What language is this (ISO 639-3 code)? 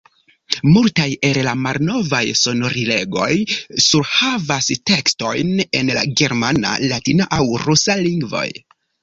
epo